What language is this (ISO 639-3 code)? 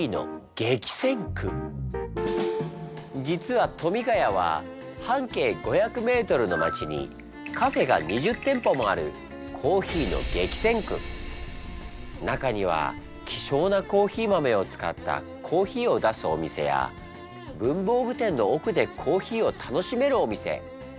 jpn